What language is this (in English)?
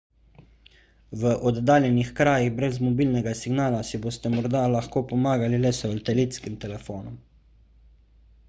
Slovenian